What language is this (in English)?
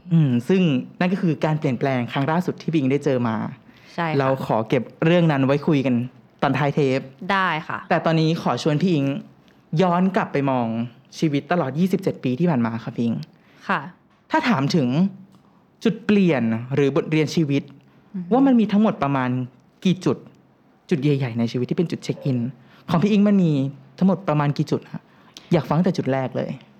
Thai